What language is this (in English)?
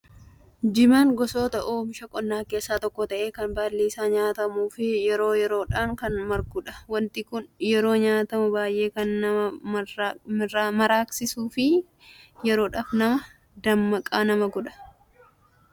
Oromo